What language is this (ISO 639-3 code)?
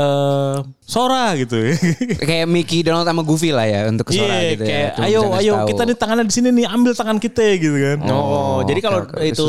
ind